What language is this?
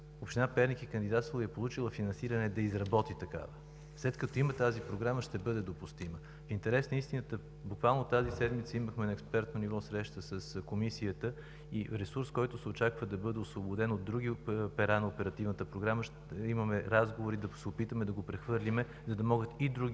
Bulgarian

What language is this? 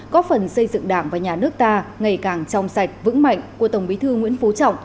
Vietnamese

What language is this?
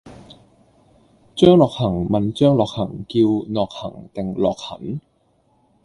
Cantonese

